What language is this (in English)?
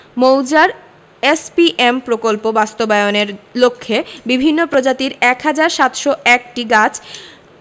Bangla